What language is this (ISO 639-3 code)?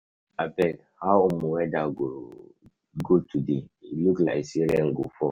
pcm